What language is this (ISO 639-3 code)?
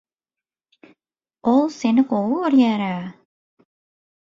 tuk